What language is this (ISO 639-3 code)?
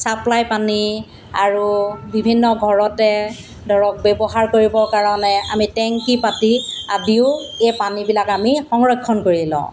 asm